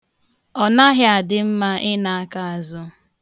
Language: Igbo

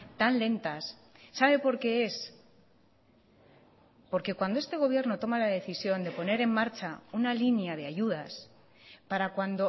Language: Spanish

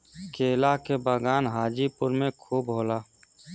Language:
Bhojpuri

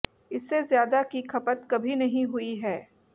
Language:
Hindi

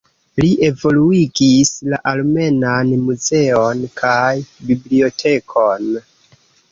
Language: Esperanto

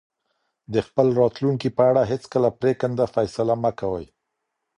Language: Pashto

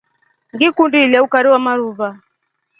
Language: Rombo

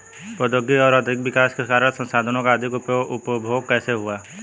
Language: Hindi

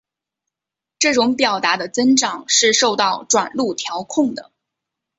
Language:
Chinese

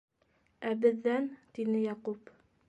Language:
Bashkir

